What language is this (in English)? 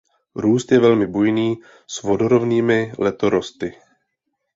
Czech